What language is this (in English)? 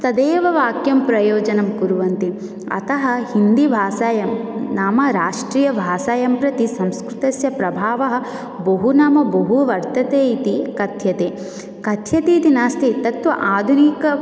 Sanskrit